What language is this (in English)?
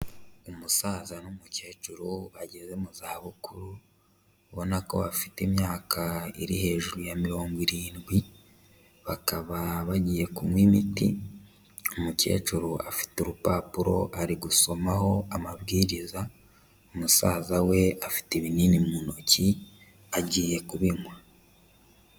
Kinyarwanda